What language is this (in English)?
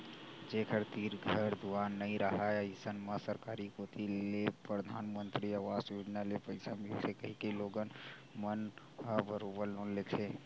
Chhattisgarhi